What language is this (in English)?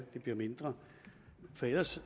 Danish